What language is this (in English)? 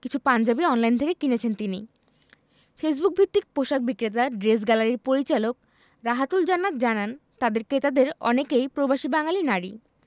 Bangla